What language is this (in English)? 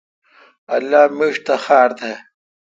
Kalkoti